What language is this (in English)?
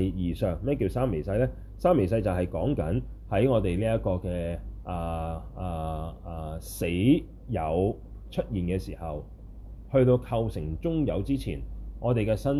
Chinese